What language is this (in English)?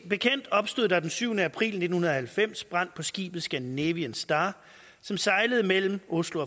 Danish